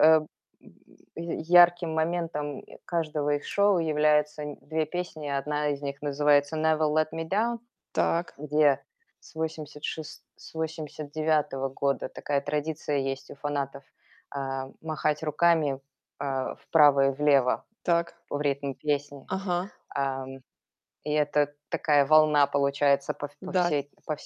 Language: Russian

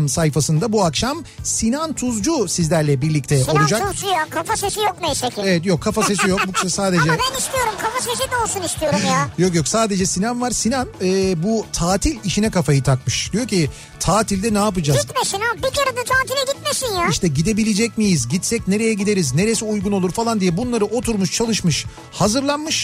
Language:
Turkish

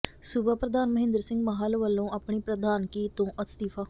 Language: Punjabi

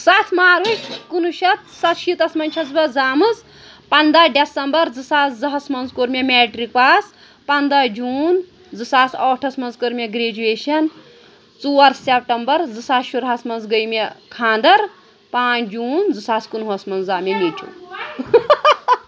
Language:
Kashmiri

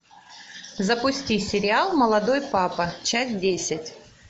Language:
Russian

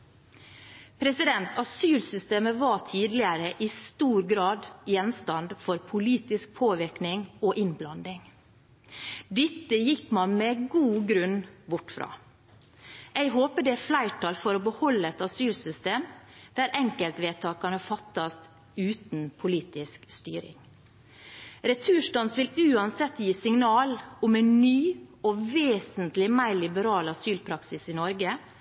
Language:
Norwegian Bokmål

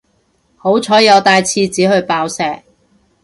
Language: Cantonese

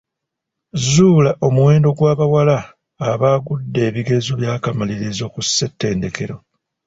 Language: Ganda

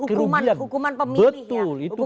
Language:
Indonesian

